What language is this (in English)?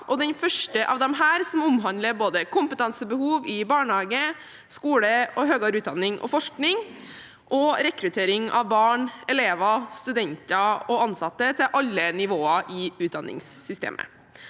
Norwegian